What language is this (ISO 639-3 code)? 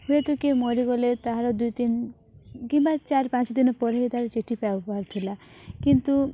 ori